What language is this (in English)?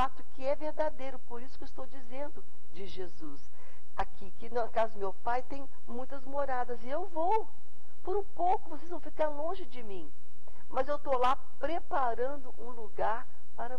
Portuguese